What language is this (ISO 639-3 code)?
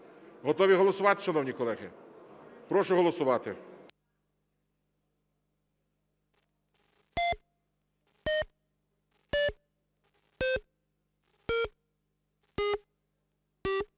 ukr